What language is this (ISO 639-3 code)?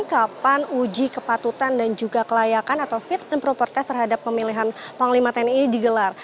ind